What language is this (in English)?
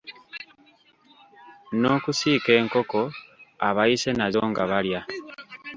Ganda